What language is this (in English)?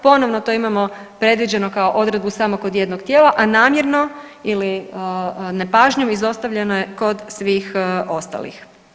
Croatian